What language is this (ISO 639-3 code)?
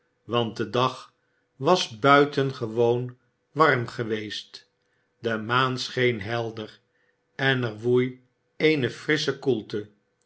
nld